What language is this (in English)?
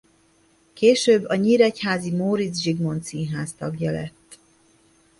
Hungarian